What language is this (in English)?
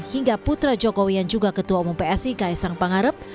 Indonesian